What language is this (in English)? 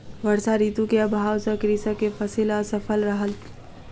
Maithili